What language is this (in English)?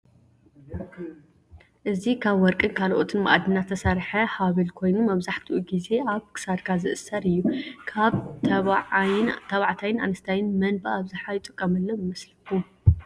Tigrinya